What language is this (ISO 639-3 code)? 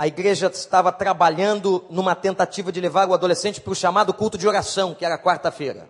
por